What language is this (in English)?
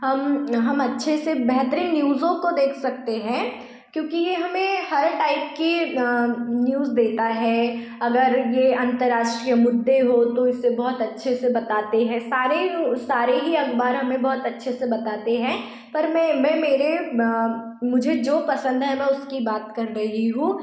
Hindi